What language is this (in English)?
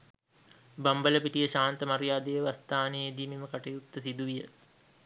Sinhala